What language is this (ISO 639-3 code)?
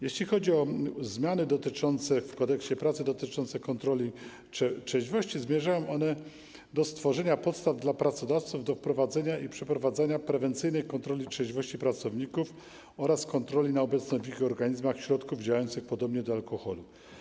pol